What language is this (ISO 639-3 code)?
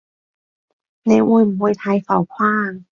yue